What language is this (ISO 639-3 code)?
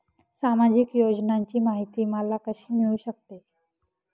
mar